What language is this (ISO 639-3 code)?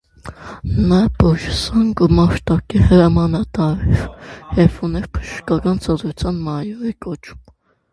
hye